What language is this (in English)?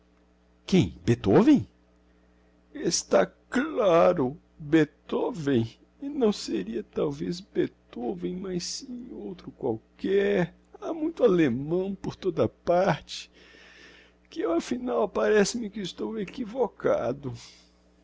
Portuguese